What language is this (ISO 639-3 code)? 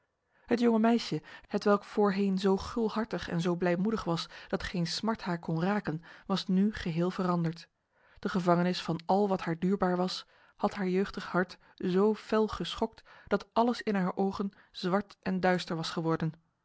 nld